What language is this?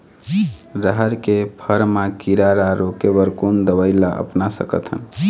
Chhattisgarhi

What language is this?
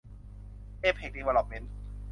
Thai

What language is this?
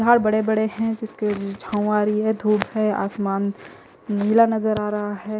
Hindi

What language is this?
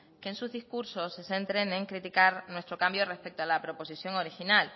Spanish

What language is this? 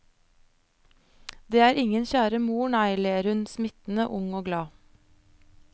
Norwegian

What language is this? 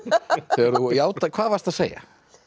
Icelandic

